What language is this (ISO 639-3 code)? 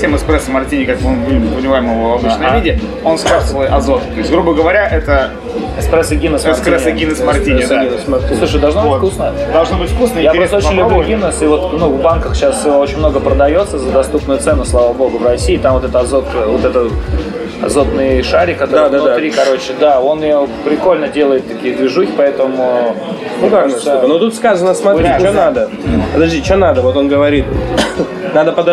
rus